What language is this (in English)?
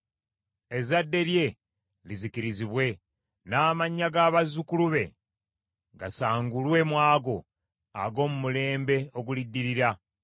Ganda